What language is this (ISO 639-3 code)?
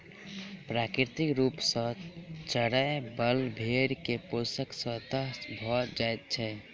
mai